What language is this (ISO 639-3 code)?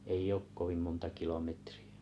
fin